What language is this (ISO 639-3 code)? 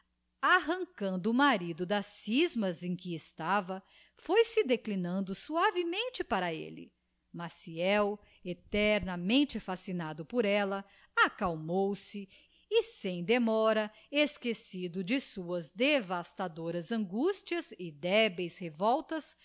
por